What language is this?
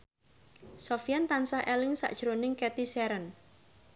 Javanese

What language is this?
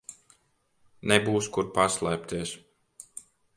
Latvian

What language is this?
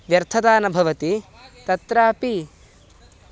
Sanskrit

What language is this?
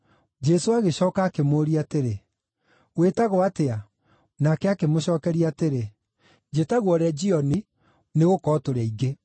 Kikuyu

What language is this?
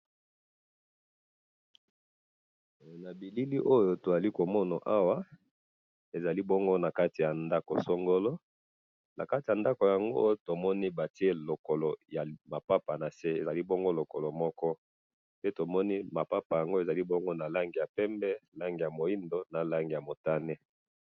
Lingala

